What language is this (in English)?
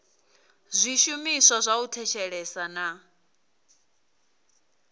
Venda